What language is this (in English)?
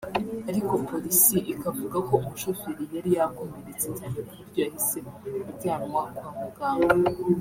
Kinyarwanda